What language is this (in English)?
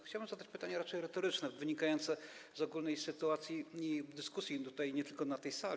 Polish